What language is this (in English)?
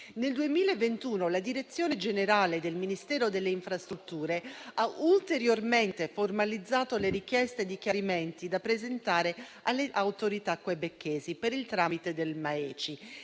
Italian